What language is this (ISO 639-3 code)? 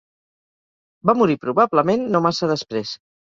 cat